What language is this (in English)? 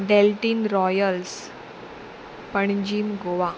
Konkani